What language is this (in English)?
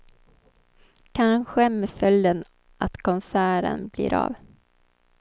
Swedish